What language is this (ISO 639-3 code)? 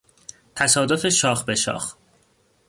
fas